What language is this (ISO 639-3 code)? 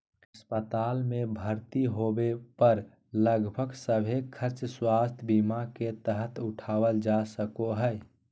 mag